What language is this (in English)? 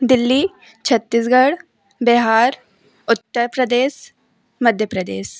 Hindi